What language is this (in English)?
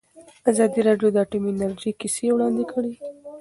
Pashto